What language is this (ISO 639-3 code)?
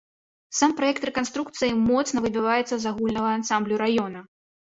bel